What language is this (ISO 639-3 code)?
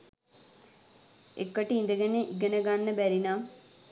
sin